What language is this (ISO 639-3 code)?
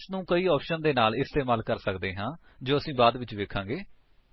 pan